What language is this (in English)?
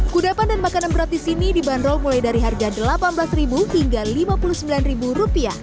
Indonesian